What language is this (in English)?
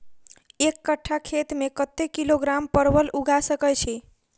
Maithili